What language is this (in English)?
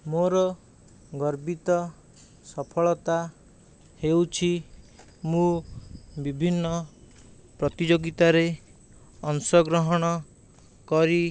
Odia